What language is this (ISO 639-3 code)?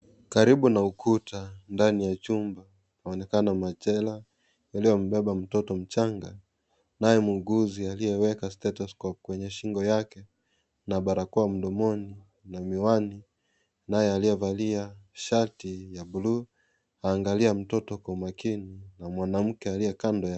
swa